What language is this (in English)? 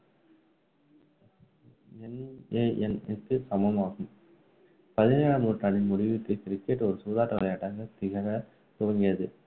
Tamil